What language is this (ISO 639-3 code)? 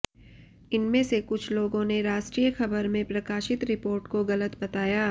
hin